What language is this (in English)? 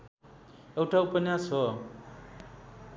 Nepali